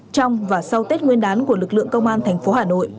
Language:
Vietnamese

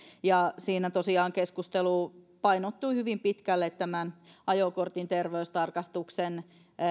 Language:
Finnish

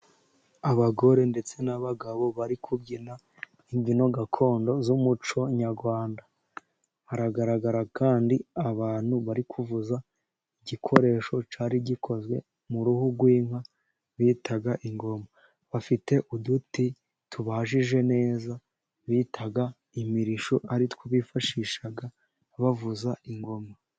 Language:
Kinyarwanda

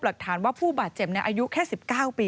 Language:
Thai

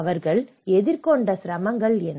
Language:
Tamil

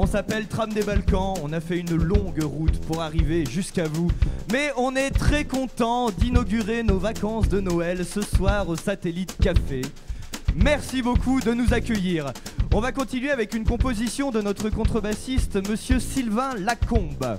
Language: French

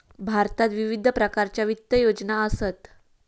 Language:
Marathi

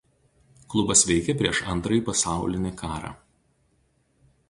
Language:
Lithuanian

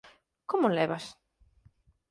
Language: Galician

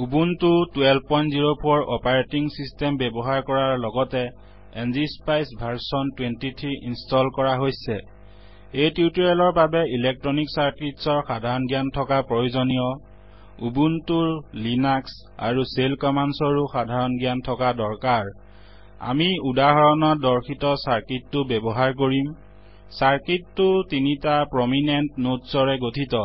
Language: Assamese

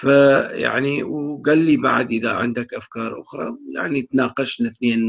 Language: Arabic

